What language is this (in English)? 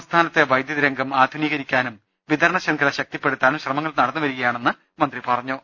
Malayalam